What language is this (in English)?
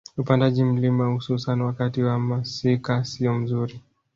Swahili